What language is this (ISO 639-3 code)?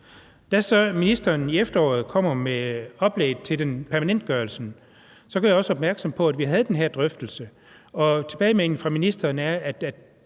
dan